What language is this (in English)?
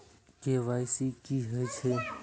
Maithili